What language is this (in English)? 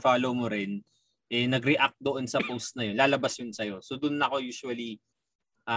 Filipino